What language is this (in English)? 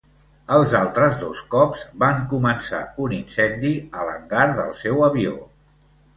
Catalan